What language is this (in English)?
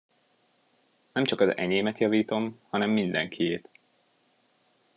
Hungarian